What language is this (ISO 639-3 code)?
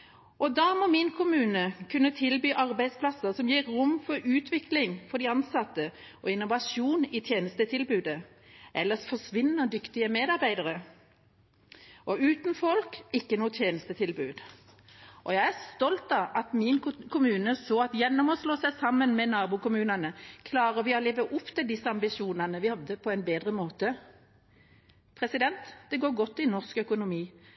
nob